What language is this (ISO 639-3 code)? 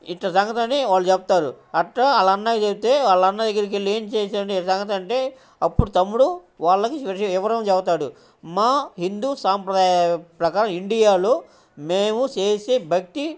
tel